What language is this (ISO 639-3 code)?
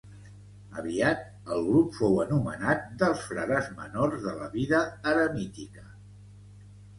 cat